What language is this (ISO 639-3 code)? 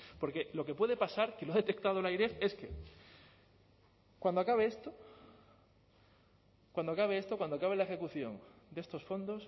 spa